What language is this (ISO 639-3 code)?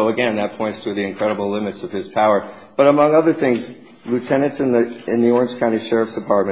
eng